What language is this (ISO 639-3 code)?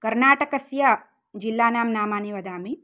san